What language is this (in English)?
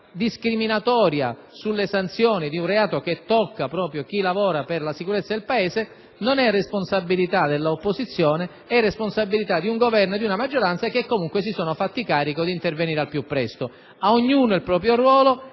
Italian